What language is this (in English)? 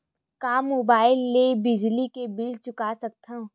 Chhattisgarhi